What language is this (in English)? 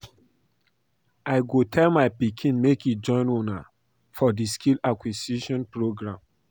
Nigerian Pidgin